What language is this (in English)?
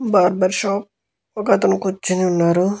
Telugu